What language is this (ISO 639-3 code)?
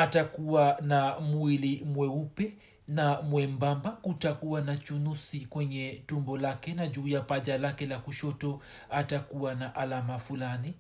swa